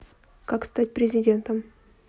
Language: Russian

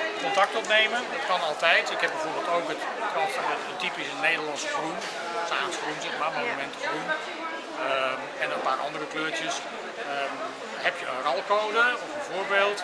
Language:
Dutch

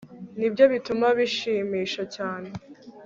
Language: Kinyarwanda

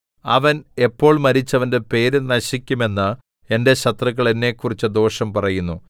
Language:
Malayalam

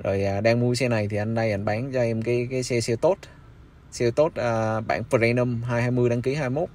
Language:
Vietnamese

